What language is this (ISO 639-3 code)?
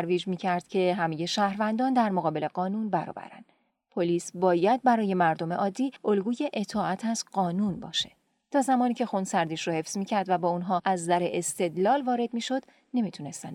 fas